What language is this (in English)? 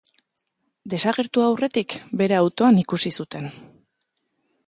Basque